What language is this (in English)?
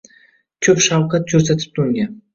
Uzbek